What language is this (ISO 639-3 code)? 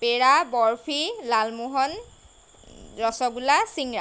asm